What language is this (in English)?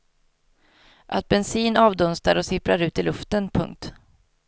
Swedish